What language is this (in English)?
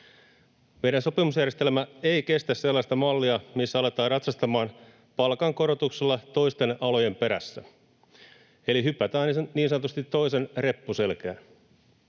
Finnish